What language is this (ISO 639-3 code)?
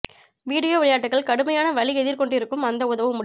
tam